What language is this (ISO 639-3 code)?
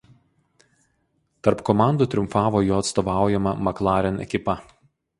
lit